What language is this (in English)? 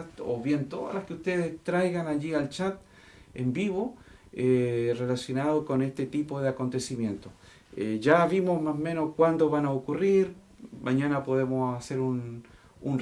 Spanish